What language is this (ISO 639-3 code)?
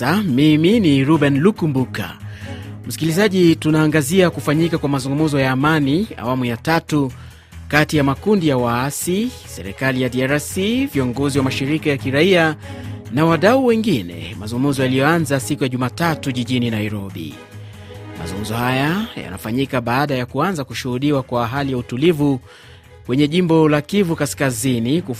swa